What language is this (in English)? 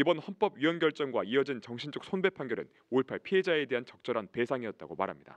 Korean